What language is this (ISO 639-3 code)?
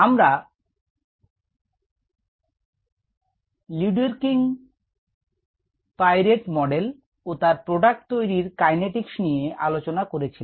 ben